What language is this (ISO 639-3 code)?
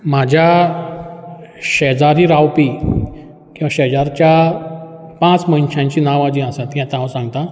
kok